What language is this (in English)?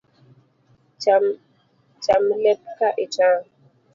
Luo (Kenya and Tanzania)